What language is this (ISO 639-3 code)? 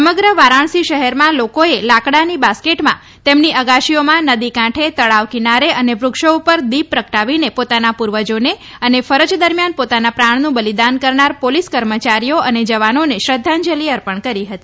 guj